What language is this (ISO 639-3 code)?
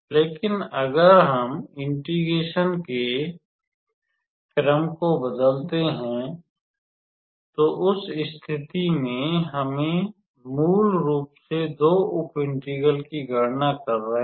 hin